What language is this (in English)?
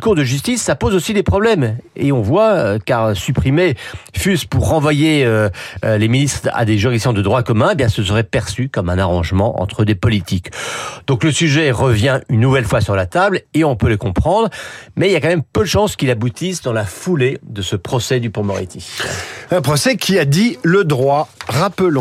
French